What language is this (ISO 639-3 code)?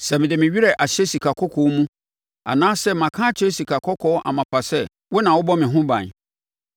aka